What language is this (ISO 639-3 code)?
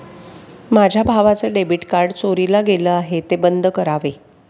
mar